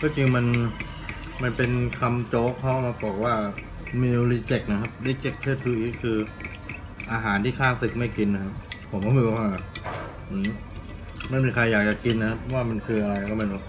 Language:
Thai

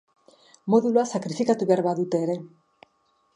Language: Basque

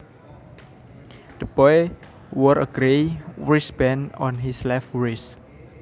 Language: Javanese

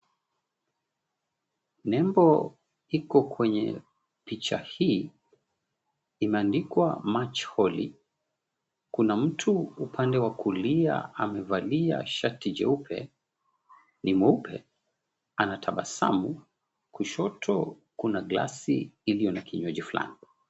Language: Swahili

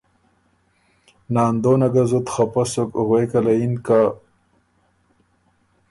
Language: Ormuri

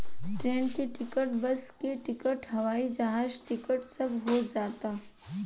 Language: Bhojpuri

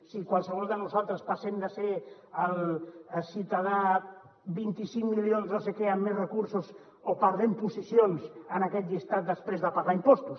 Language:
Catalan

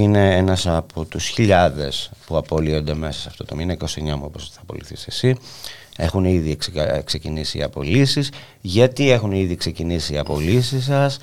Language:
Greek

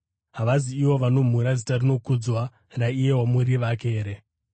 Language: Shona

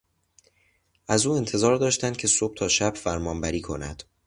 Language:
Persian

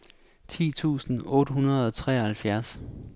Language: Danish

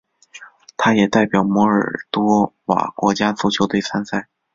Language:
Chinese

